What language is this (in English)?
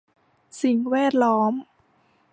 Thai